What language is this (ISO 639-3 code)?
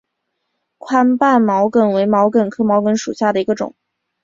zho